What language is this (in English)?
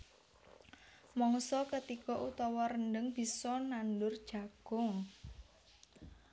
Javanese